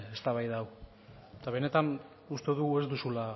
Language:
Basque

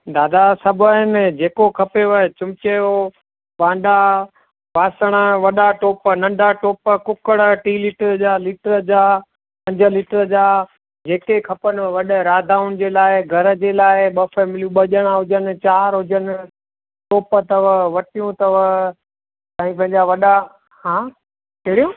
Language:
Sindhi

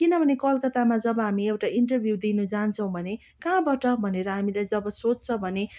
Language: Nepali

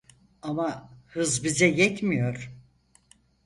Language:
Turkish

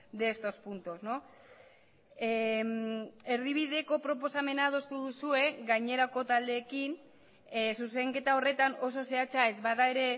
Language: Basque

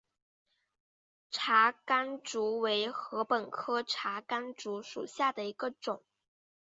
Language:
Chinese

